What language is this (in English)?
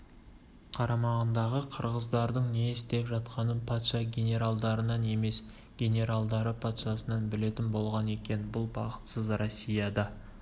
Kazakh